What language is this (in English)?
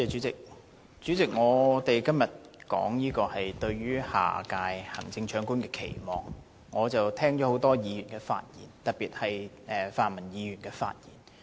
Cantonese